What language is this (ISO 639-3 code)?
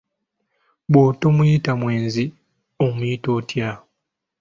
lug